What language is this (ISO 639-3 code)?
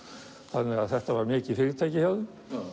isl